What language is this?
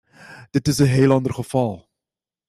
Dutch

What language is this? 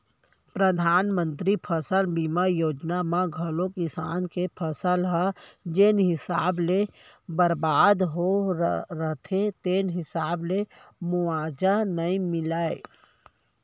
Chhattisgarhi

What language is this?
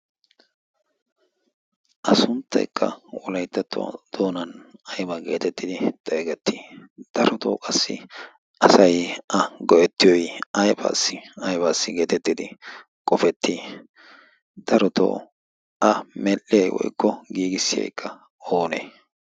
Wolaytta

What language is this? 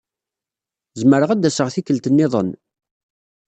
Kabyle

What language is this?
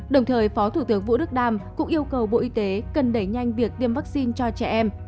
Vietnamese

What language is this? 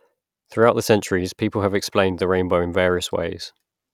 English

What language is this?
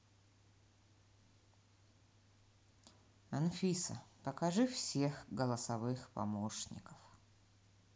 Russian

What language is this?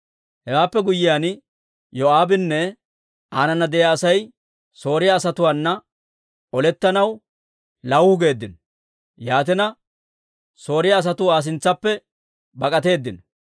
Dawro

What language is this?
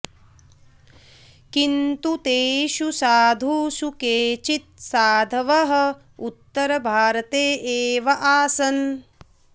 Sanskrit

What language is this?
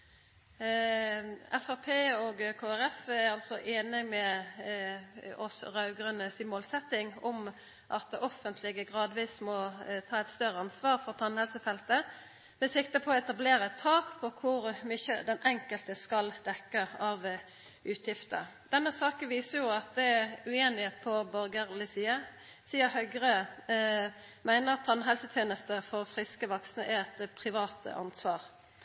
Norwegian Nynorsk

